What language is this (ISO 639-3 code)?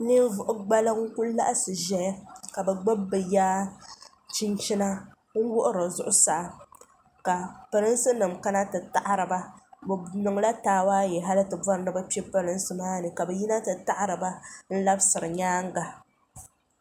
dag